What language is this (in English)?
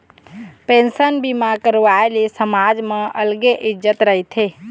Chhattisgarhi